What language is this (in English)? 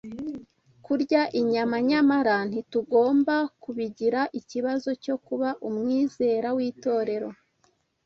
Kinyarwanda